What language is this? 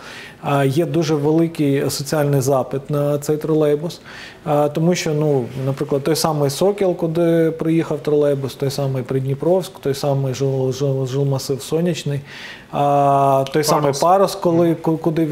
Ukrainian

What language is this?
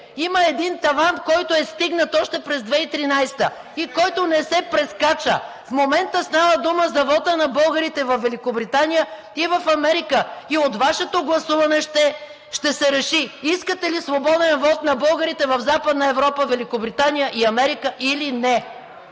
Bulgarian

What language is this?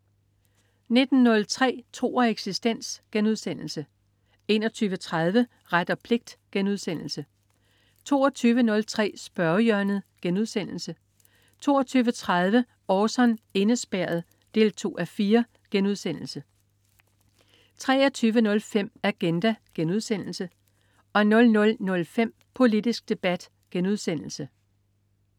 Danish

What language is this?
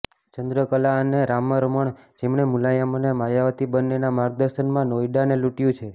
Gujarati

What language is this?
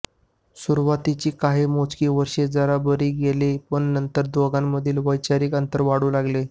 Marathi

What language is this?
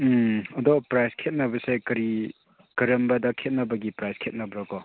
Manipuri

